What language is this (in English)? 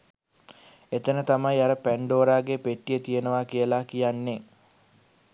Sinhala